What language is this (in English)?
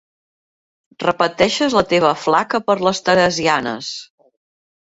Catalan